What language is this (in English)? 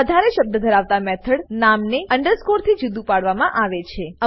Gujarati